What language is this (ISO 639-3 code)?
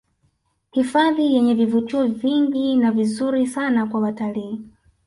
swa